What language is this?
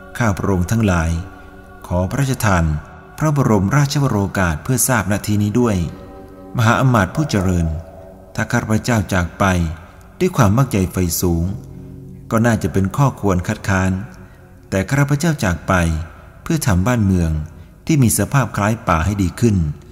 Thai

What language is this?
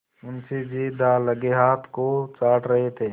Hindi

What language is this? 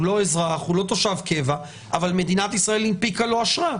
Hebrew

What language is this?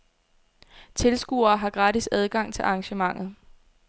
Danish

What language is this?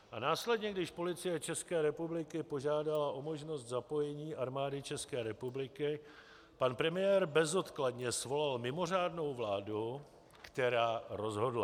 Czech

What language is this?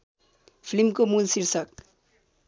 Nepali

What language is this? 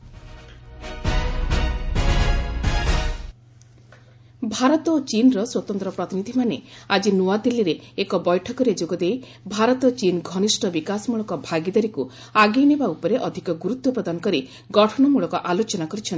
Odia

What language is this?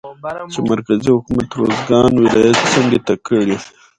Pashto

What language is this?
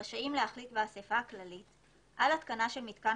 Hebrew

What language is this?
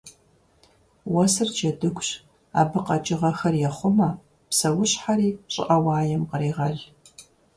Kabardian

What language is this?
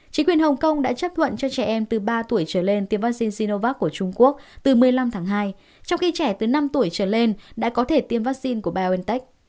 Vietnamese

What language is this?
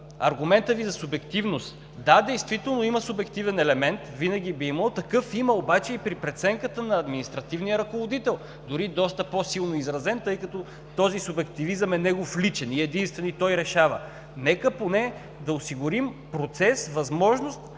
Bulgarian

